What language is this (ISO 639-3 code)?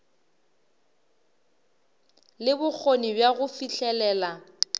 nso